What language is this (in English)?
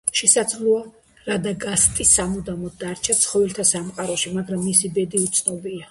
Georgian